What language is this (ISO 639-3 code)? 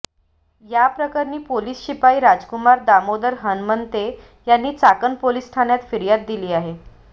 mar